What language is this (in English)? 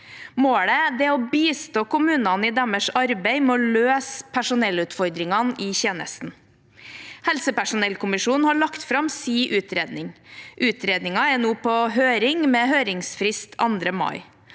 Norwegian